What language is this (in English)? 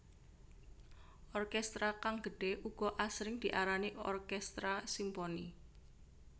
Javanese